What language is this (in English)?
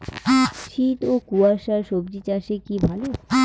Bangla